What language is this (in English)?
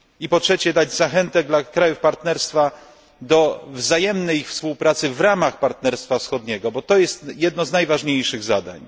Polish